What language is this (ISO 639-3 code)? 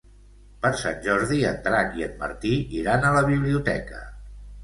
cat